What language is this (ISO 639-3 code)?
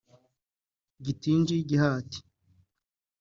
kin